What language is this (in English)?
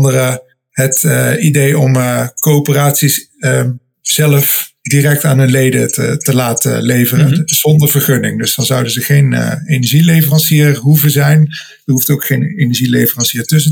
Dutch